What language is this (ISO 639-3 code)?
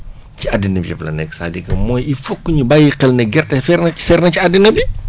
wol